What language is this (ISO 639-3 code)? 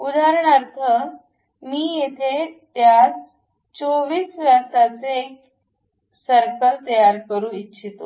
mar